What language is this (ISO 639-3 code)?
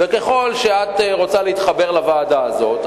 heb